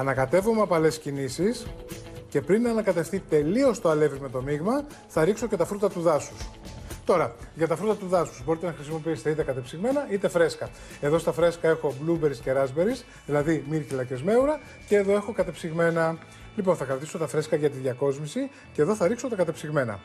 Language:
Greek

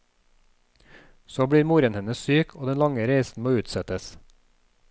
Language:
Norwegian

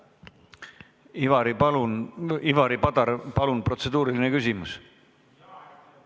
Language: Estonian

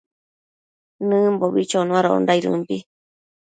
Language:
Matsés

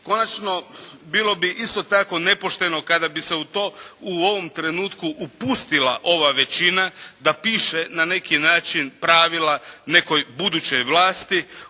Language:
Croatian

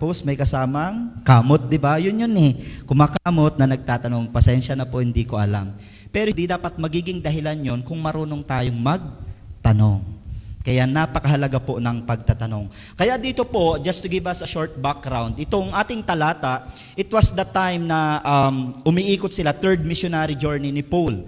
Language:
Filipino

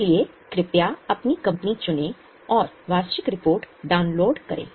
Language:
Hindi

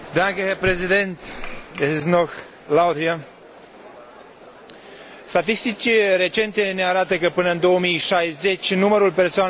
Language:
Romanian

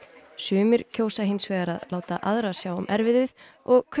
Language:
Icelandic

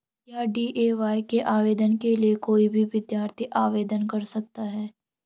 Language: Hindi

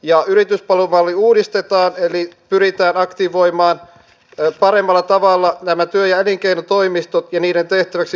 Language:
Finnish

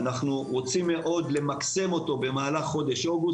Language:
Hebrew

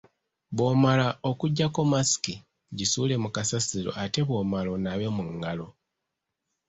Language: Ganda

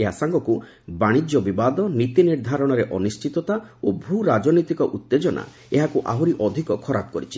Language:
Odia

